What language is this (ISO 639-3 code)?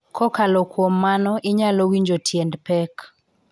luo